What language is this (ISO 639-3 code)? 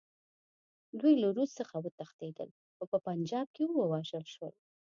pus